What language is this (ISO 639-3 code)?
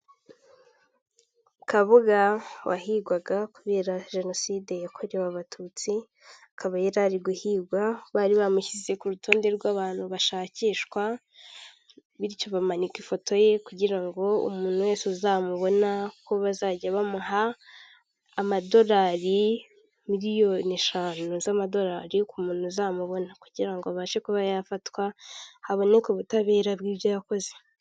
kin